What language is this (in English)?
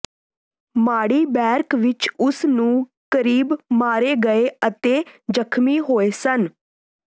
Punjabi